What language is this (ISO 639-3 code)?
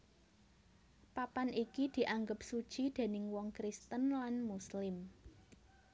jav